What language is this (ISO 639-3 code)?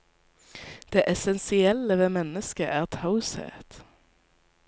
nor